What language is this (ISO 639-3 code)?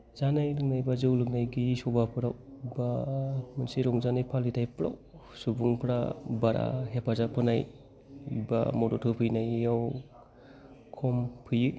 brx